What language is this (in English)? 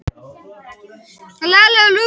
Icelandic